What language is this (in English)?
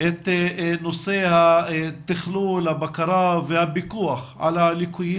Hebrew